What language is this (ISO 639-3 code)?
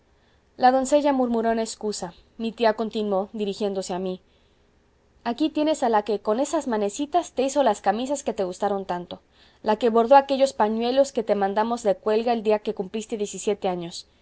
spa